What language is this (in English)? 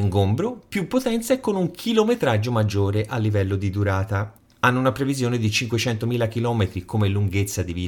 Italian